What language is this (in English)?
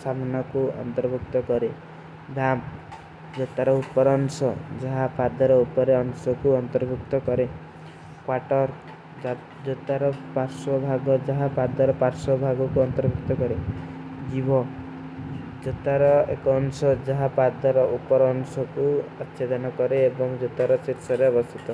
Kui (India)